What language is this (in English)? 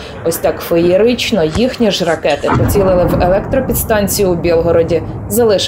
Ukrainian